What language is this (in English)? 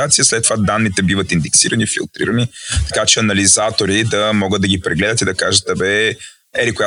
Bulgarian